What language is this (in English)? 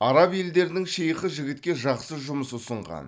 Kazakh